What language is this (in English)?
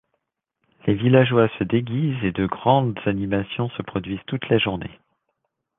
French